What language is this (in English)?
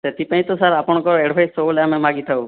Odia